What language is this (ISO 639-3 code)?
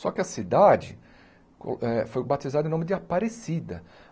por